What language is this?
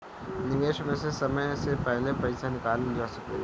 Bhojpuri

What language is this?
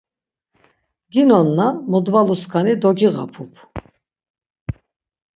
Laz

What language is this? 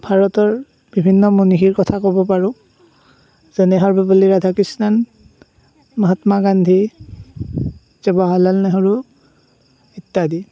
Assamese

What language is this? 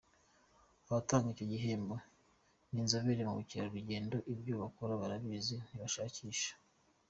Kinyarwanda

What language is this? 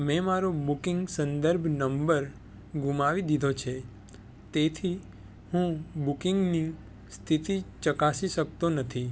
Gujarati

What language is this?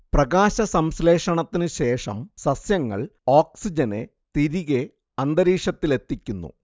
Malayalam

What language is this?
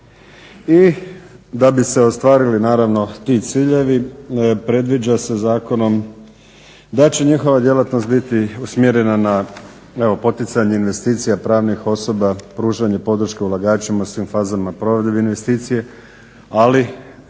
Croatian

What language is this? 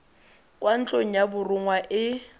Tswana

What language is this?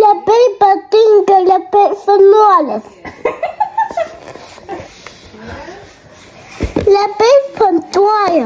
Lithuanian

